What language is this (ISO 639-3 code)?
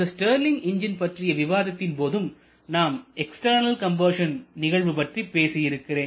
tam